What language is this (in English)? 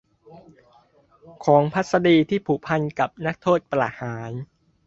Thai